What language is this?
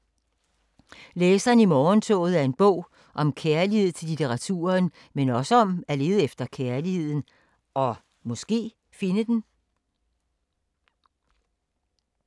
Danish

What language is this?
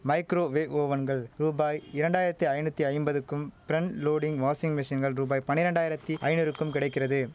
Tamil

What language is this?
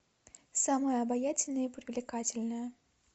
Russian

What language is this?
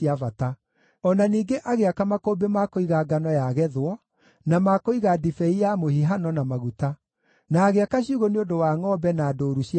Kikuyu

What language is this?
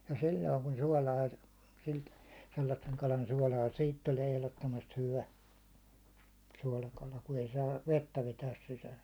Finnish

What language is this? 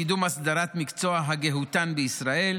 Hebrew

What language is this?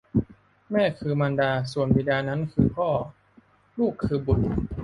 Thai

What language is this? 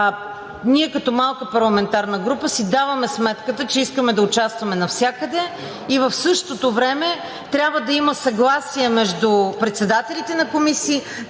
Bulgarian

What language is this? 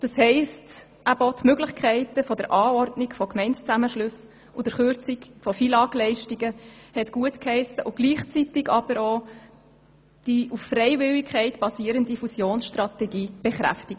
Swiss German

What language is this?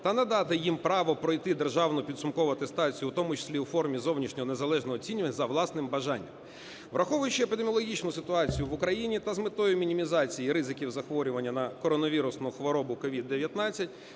Ukrainian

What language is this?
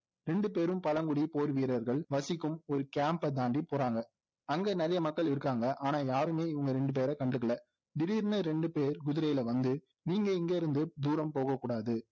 Tamil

